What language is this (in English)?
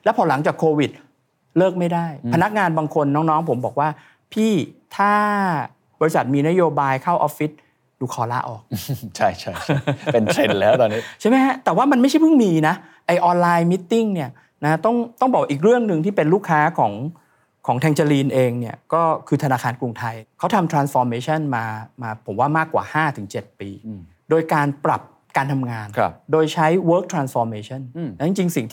Thai